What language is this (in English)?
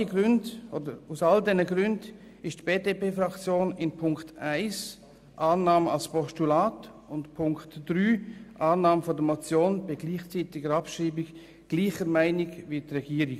Swiss German